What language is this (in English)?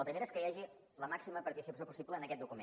Catalan